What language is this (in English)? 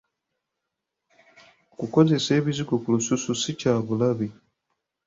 Ganda